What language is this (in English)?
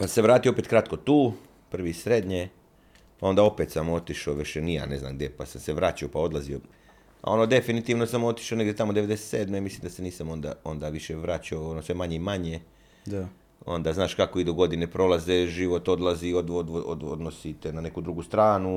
Croatian